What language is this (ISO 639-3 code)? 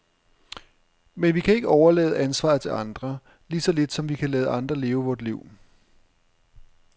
dan